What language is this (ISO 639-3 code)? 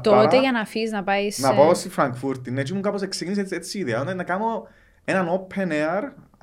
ell